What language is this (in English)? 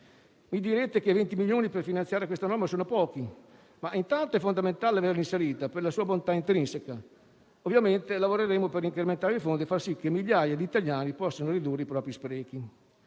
Italian